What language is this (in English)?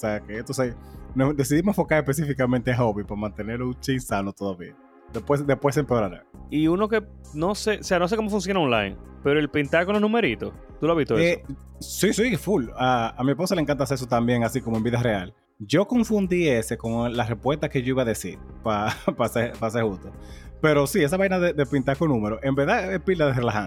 Spanish